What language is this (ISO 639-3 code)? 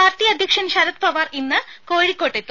mal